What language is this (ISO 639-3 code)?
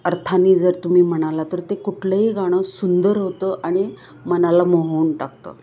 mar